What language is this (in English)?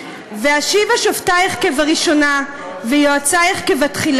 Hebrew